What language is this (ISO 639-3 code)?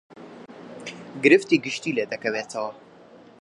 ckb